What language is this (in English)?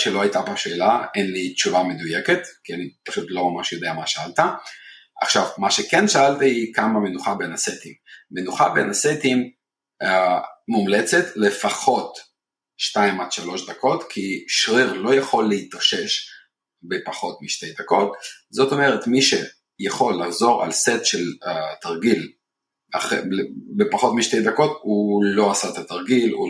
Hebrew